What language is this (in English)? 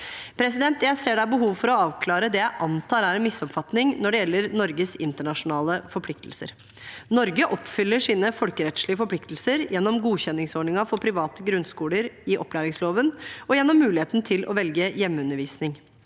Norwegian